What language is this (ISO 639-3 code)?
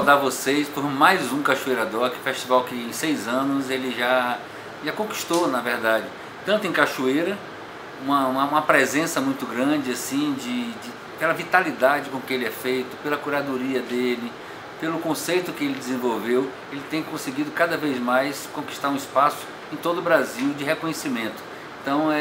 por